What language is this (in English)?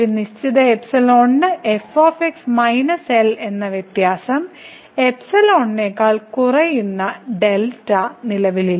Malayalam